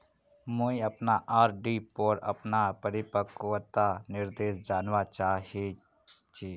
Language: Magahi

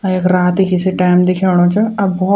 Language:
Garhwali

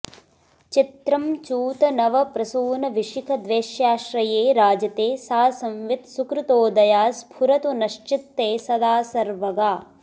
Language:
Sanskrit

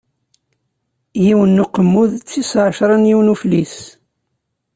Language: Kabyle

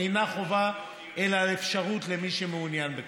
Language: Hebrew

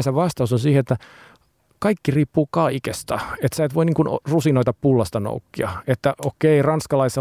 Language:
Finnish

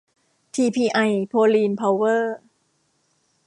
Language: Thai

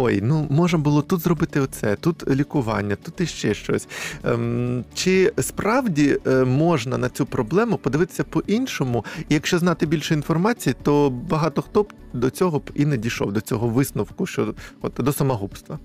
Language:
Ukrainian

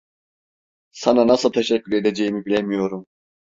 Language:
Turkish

